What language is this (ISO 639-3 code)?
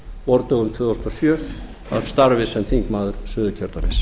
isl